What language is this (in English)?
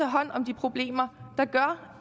Danish